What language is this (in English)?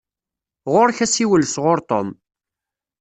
Kabyle